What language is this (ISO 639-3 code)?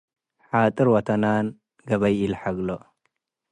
tig